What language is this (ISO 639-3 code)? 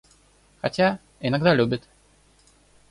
rus